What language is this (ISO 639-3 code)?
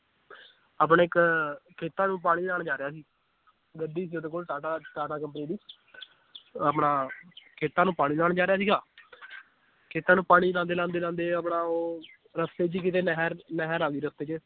pan